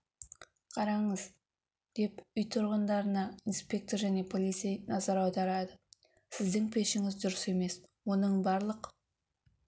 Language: Kazakh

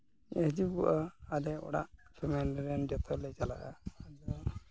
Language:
Santali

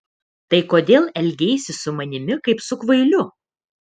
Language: Lithuanian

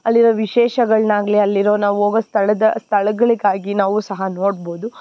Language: Kannada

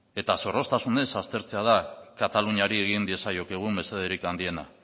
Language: Basque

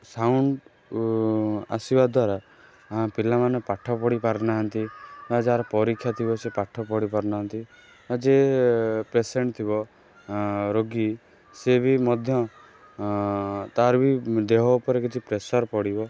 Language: Odia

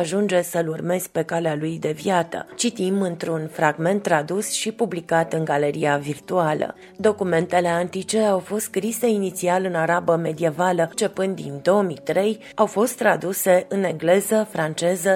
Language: Romanian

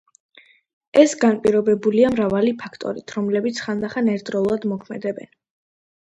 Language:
Georgian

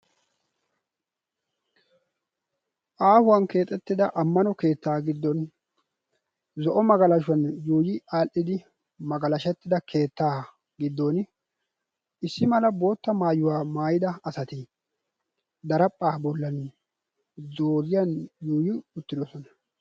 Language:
Wolaytta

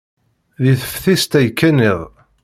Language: Kabyle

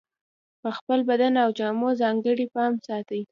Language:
Pashto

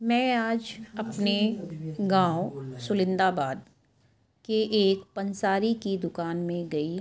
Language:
Urdu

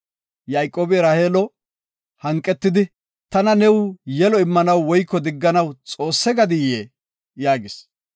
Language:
Gofa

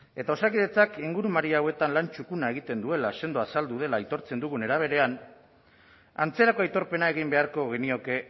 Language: Basque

